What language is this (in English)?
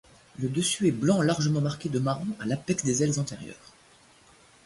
French